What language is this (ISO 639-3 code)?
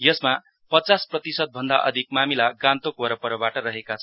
nep